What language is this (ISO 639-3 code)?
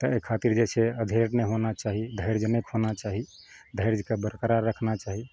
mai